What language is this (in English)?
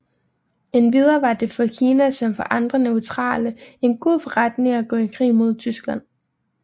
Danish